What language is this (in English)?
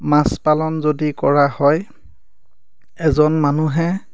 Assamese